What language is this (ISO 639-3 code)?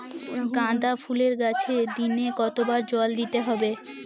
ben